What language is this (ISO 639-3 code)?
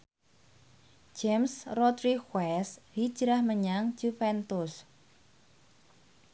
jav